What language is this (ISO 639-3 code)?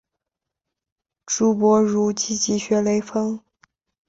zho